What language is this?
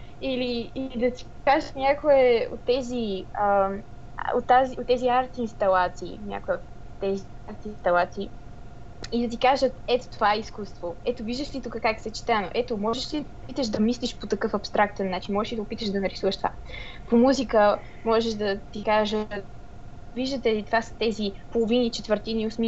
Bulgarian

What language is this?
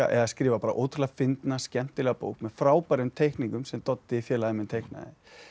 Icelandic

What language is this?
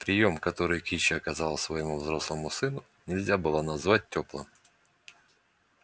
Russian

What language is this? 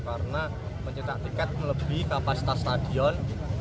Indonesian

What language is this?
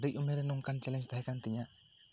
Santali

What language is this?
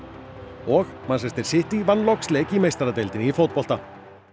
Icelandic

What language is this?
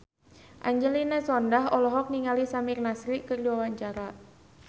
Sundanese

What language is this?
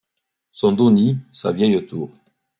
French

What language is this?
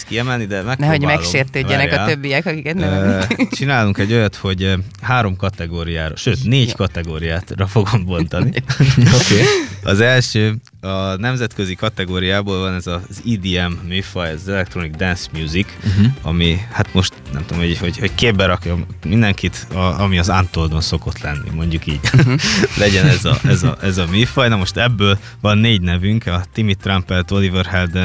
Hungarian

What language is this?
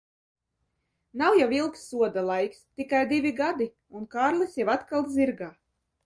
Latvian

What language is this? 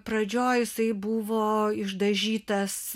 Lithuanian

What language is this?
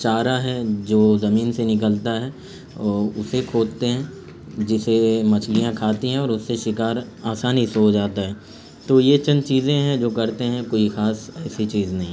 Urdu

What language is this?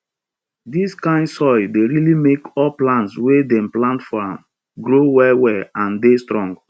Nigerian Pidgin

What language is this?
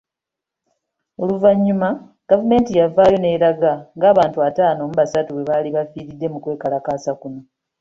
Ganda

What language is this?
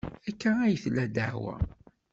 Kabyle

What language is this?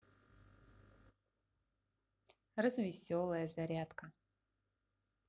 Russian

